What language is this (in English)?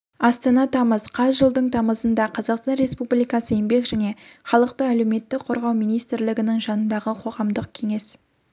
Kazakh